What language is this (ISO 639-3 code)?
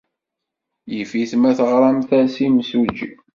kab